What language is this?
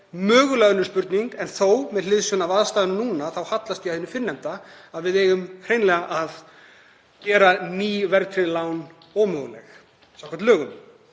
Icelandic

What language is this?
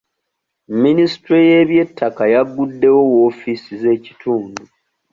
Ganda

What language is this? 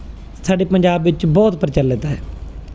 Punjabi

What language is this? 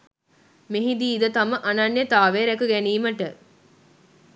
Sinhala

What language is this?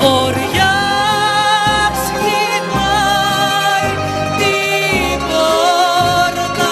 Greek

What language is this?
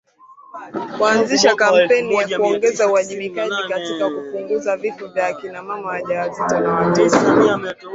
Swahili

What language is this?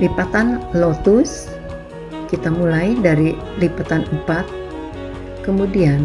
Indonesian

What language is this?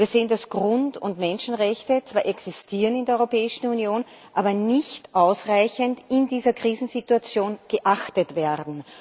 German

